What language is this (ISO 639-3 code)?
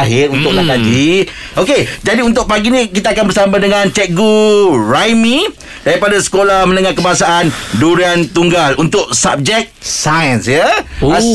msa